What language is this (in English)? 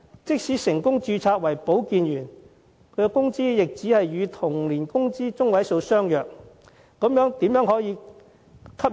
Cantonese